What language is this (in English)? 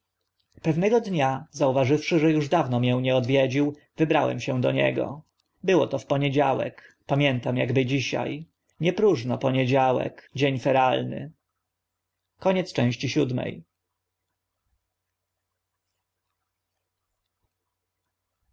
Polish